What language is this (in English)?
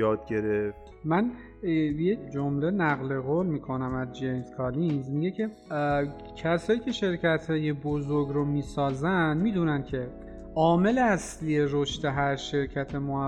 Persian